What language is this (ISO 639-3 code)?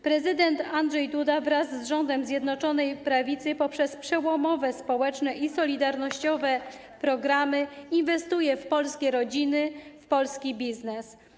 pol